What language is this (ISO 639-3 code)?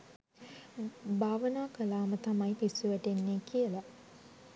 sin